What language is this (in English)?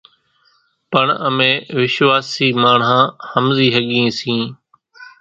Kachi Koli